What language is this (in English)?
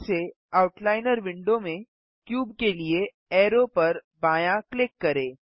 Hindi